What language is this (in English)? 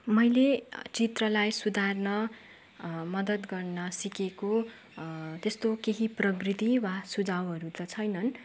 Nepali